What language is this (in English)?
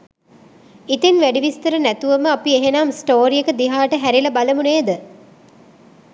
Sinhala